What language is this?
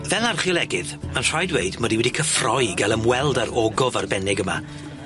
Welsh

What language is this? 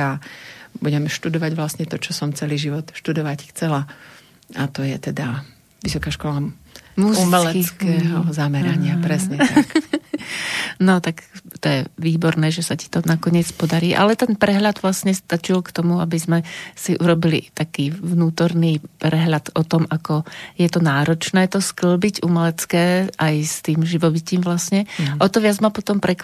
Slovak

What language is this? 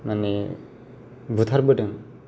Bodo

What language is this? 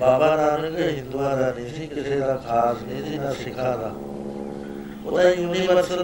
Punjabi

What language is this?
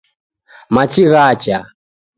Taita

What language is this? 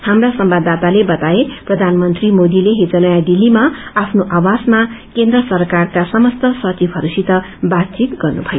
Nepali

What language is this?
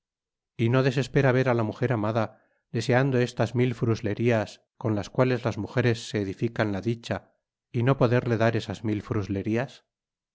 Spanish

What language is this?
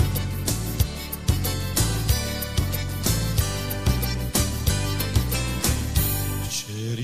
Croatian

